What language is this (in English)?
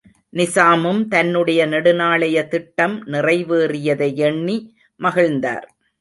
Tamil